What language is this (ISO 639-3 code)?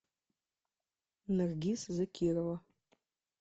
rus